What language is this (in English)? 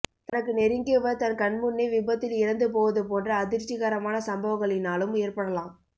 Tamil